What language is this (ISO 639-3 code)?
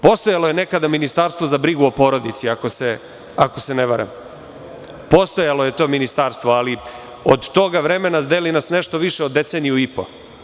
srp